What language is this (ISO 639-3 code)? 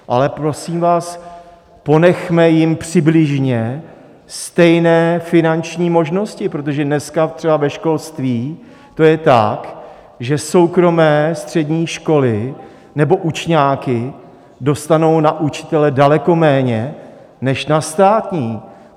ces